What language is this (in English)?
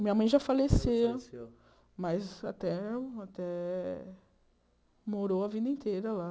Portuguese